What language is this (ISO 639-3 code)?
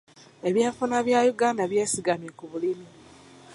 lug